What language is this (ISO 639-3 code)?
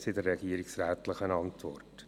gsw